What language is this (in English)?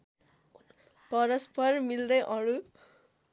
Nepali